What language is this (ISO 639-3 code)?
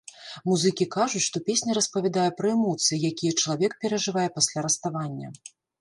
bel